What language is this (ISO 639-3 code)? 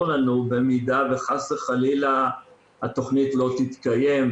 heb